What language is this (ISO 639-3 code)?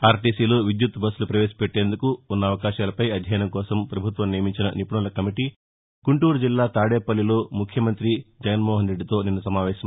tel